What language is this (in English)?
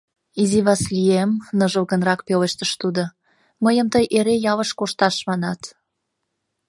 Mari